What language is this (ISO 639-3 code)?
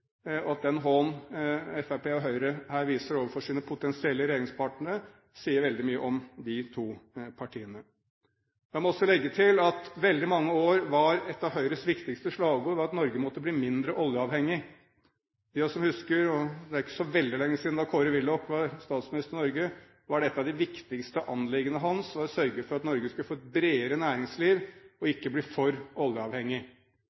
nob